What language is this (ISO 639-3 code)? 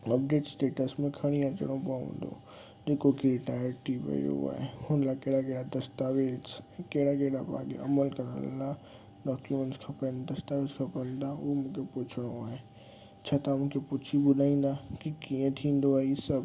snd